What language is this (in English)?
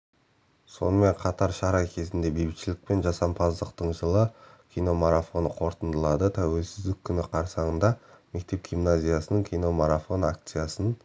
Kazakh